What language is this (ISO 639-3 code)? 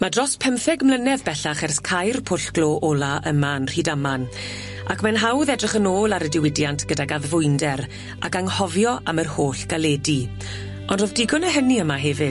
cym